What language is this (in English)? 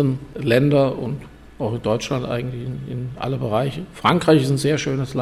German